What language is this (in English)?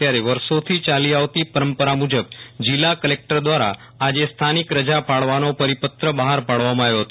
Gujarati